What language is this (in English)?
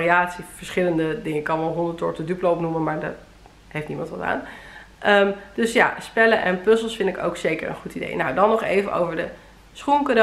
Dutch